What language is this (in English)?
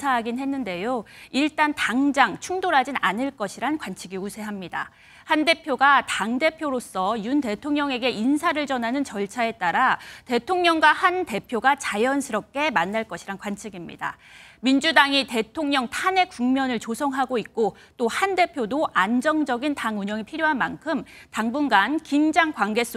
Korean